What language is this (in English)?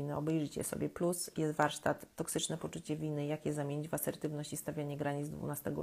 Polish